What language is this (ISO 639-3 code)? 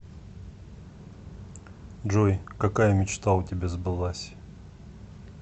rus